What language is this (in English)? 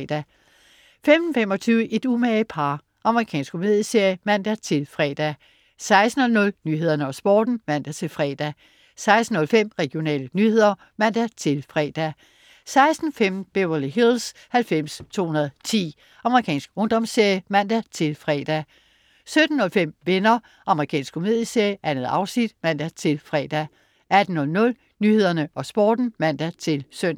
Danish